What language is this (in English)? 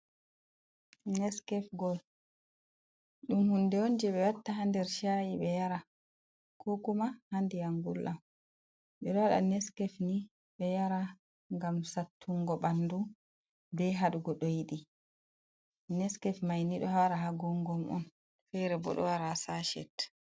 Fula